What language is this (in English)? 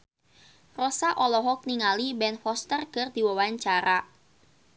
Sundanese